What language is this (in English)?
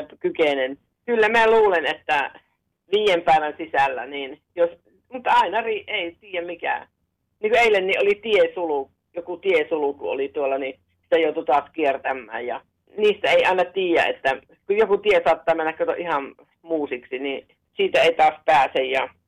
Finnish